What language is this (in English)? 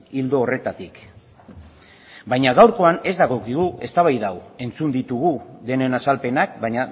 Basque